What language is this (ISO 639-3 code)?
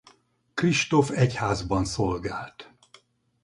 hun